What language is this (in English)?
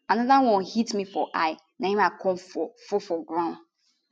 Nigerian Pidgin